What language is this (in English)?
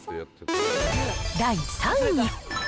Japanese